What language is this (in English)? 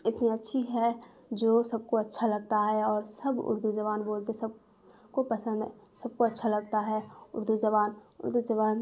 Urdu